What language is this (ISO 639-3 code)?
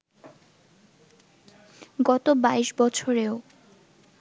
ben